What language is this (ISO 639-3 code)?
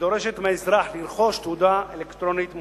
heb